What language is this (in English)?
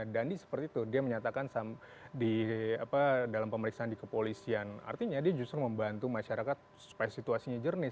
Indonesian